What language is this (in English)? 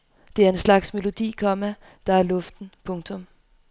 Danish